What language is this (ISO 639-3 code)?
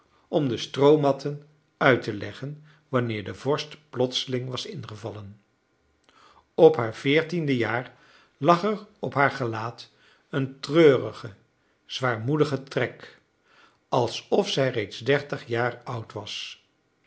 nld